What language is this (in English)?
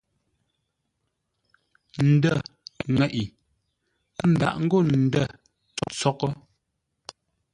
Ngombale